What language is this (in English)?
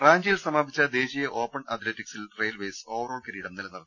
Malayalam